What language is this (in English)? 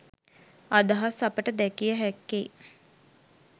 Sinhala